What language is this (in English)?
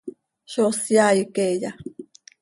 Seri